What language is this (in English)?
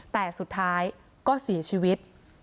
Thai